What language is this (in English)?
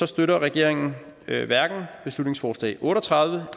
Danish